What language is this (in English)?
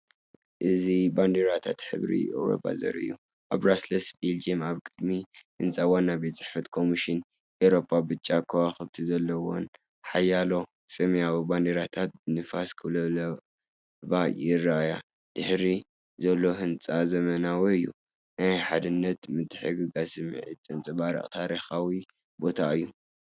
Tigrinya